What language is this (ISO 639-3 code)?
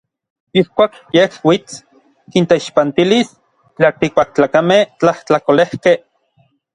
nlv